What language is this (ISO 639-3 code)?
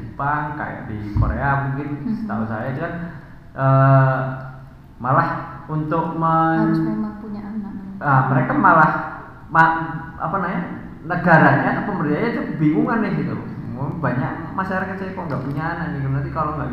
ind